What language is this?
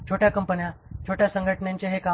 Marathi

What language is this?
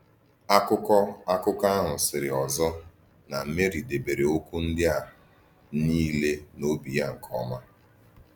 Igbo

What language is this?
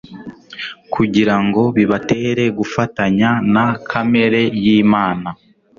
Kinyarwanda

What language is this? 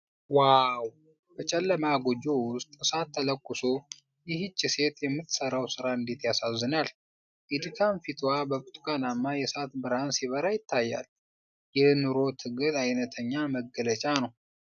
Amharic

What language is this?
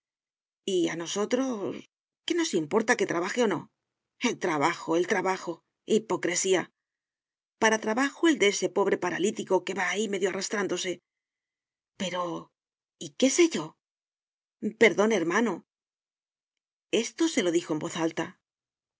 Spanish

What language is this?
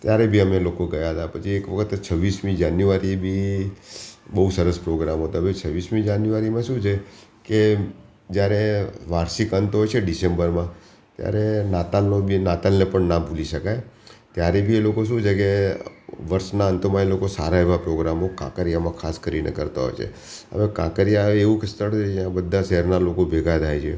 Gujarati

